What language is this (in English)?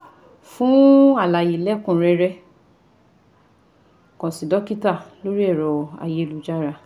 Yoruba